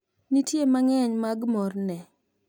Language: Luo (Kenya and Tanzania)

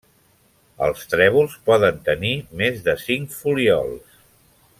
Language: Catalan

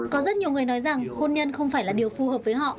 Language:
Vietnamese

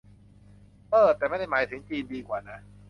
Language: Thai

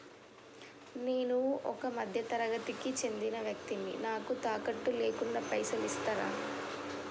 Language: Telugu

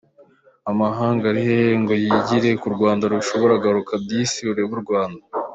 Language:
Kinyarwanda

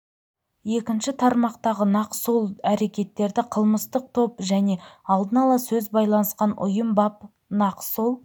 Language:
Kazakh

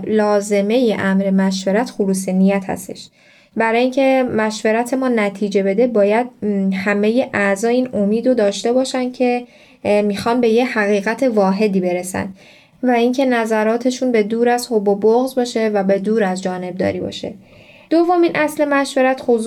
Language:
Persian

